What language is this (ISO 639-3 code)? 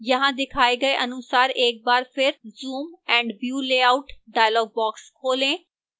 hin